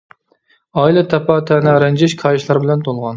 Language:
Uyghur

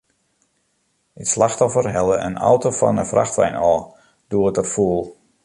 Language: Western Frisian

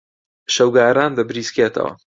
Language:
Central Kurdish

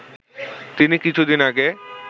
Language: Bangla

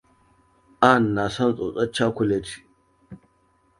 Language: Hausa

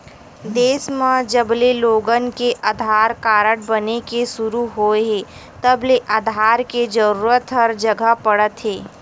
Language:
Chhattisgarhi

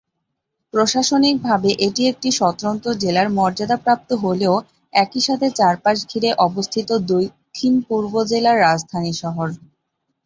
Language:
Bangla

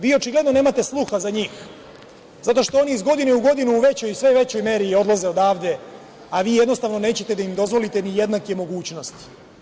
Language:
Serbian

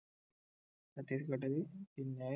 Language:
Malayalam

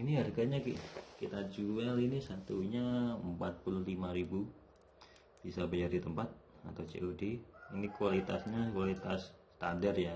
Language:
Indonesian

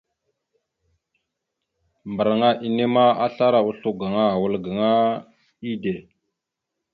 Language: Mada (Cameroon)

